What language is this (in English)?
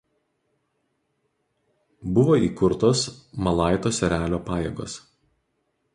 Lithuanian